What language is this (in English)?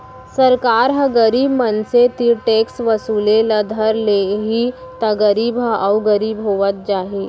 Chhattisgarhi